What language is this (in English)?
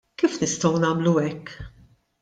Maltese